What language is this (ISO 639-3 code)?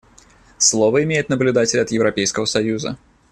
rus